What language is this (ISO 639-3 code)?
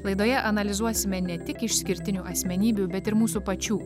lit